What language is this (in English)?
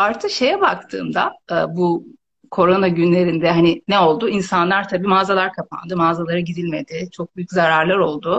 Turkish